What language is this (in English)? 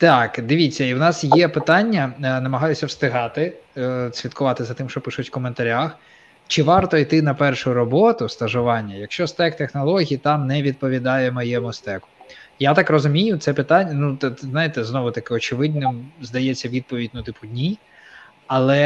Ukrainian